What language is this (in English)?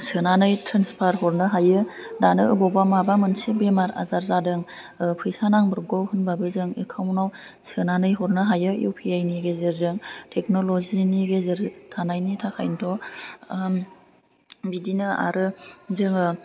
Bodo